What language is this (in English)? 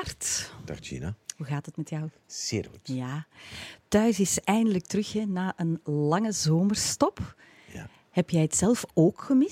Dutch